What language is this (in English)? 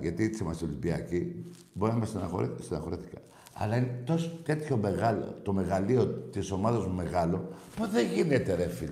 Greek